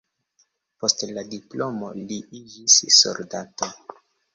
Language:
Esperanto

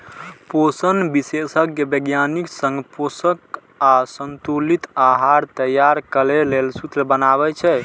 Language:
Maithili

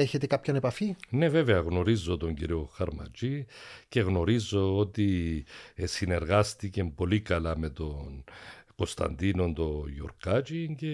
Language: Greek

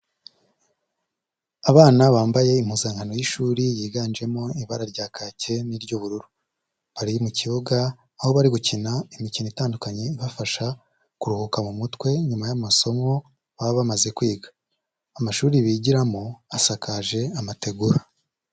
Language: Kinyarwanda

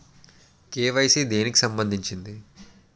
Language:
Telugu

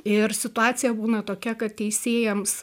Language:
Lithuanian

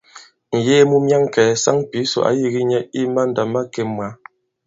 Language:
Bankon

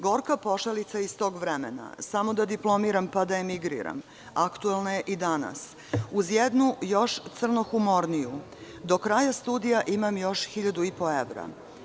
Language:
Serbian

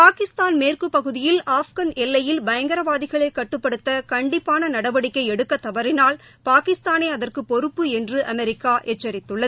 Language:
Tamil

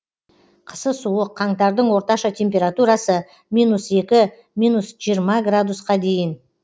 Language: Kazakh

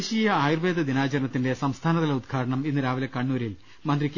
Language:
Malayalam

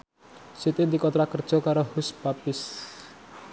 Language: Javanese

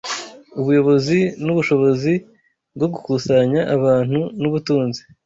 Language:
Kinyarwanda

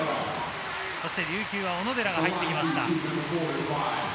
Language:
Japanese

